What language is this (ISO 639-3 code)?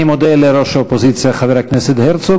heb